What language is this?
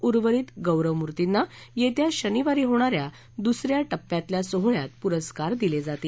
Marathi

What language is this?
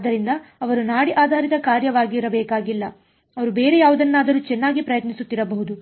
Kannada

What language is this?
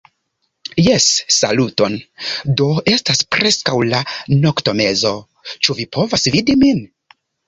Esperanto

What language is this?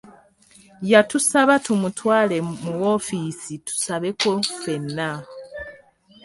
Ganda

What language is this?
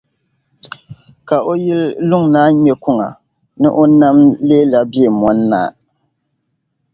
Dagbani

